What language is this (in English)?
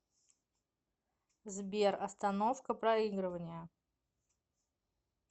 Russian